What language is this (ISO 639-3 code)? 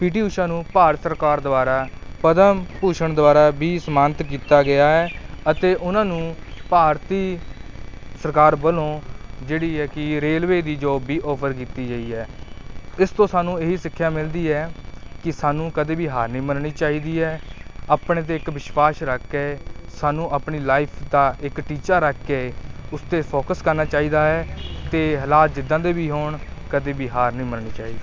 pan